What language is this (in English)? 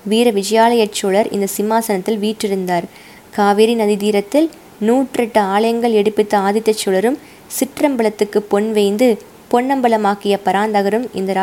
Tamil